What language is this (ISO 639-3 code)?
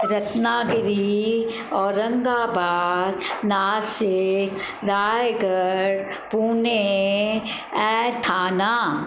snd